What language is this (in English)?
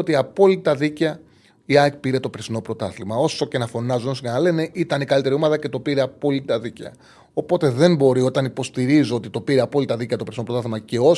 Greek